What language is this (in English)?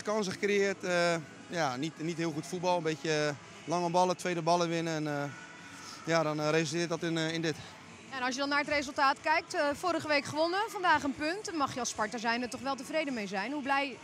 Dutch